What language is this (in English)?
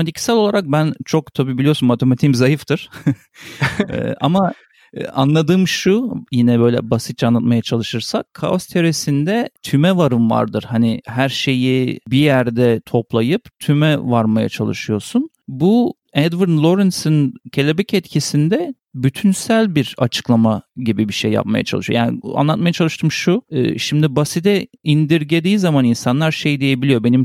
Turkish